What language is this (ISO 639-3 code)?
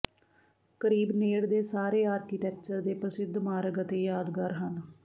pan